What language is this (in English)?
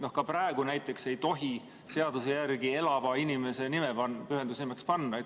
Estonian